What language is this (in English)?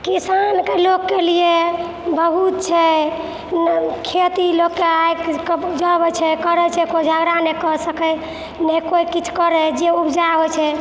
Maithili